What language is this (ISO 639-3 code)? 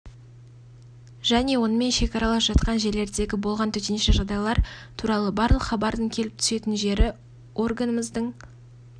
kaz